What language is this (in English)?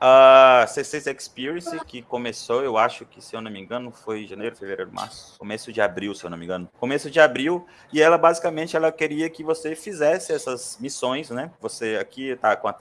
Portuguese